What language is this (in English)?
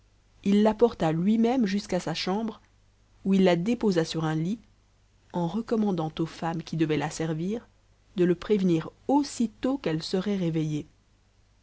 French